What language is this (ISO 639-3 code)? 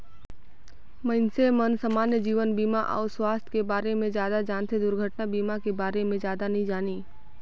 hne